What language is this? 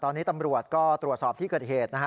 Thai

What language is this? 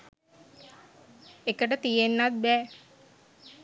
Sinhala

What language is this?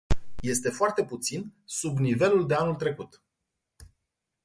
Romanian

